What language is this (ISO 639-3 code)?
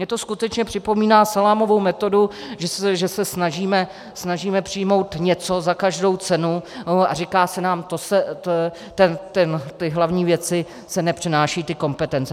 ces